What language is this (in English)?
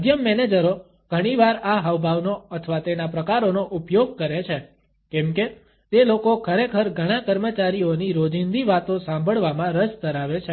Gujarati